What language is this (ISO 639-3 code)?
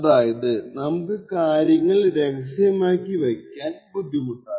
mal